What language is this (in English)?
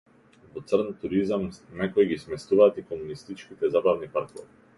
Macedonian